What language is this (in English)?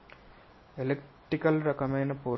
Telugu